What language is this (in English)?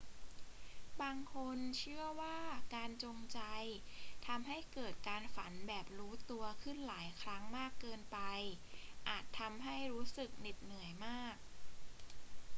Thai